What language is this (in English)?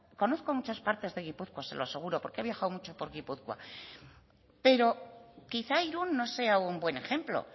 Spanish